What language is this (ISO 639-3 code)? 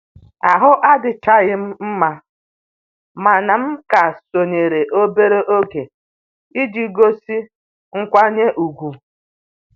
ibo